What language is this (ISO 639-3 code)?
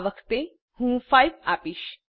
guj